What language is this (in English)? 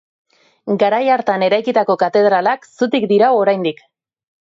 Basque